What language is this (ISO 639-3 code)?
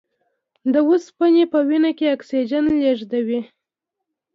pus